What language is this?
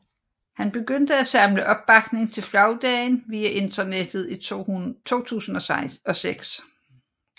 Danish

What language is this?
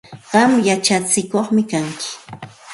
Santa Ana de Tusi Pasco Quechua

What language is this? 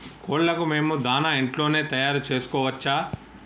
Telugu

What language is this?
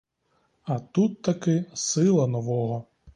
Ukrainian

